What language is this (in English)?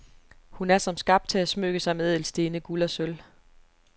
Danish